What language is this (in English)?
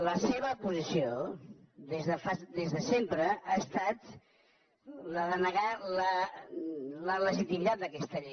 Catalan